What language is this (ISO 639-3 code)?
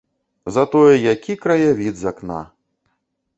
bel